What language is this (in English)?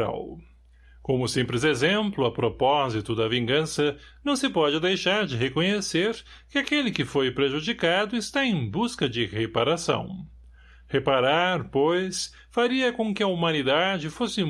Portuguese